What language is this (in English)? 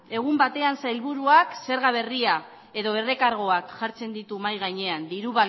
Basque